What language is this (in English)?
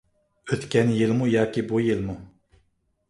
Uyghur